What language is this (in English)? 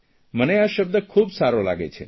Gujarati